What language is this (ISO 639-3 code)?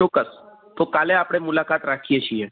guj